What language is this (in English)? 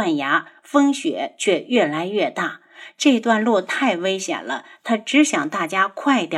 Chinese